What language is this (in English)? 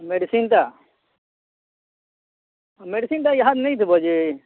Odia